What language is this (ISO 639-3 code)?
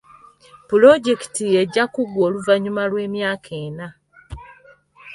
lug